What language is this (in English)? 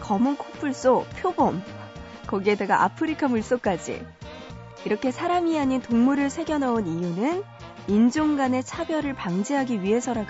Korean